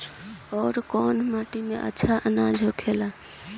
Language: Bhojpuri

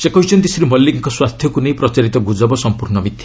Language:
Odia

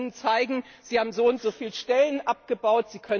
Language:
German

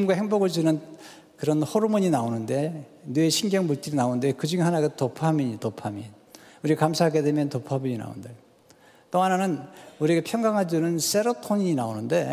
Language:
Korean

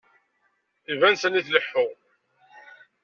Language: Kabyle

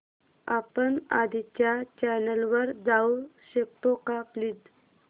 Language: Marathi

